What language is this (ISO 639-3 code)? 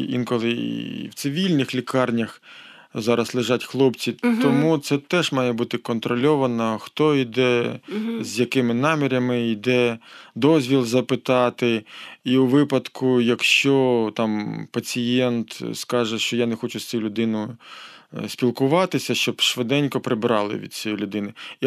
ukr